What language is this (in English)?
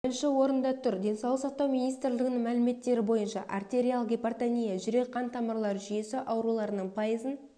Kazakh